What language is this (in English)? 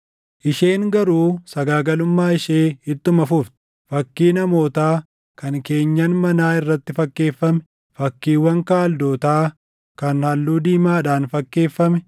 Oromo